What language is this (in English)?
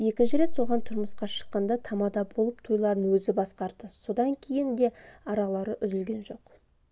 Kazakh